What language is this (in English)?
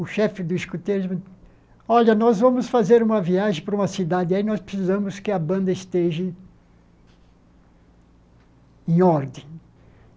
Portuguese